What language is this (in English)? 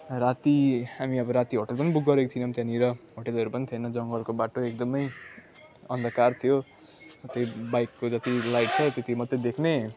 Nepali